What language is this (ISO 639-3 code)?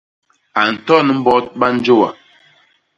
bas